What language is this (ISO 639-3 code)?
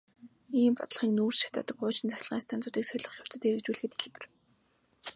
mon